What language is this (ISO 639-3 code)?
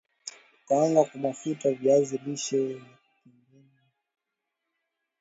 swa